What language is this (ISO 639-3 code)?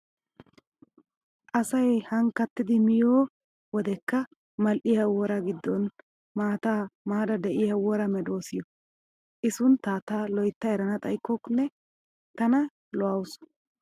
wal